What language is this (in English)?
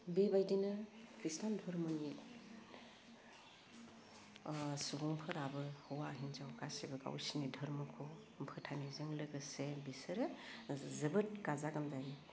Bodo